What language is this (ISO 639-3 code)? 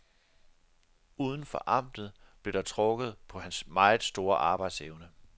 dan